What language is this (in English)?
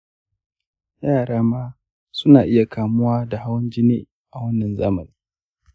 Hausa